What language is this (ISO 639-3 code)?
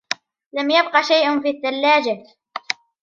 ara